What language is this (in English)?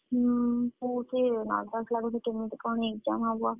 Odia